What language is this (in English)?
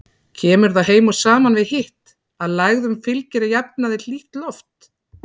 Icelandic